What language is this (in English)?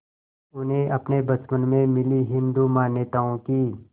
Hindi